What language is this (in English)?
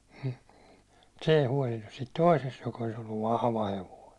Finnish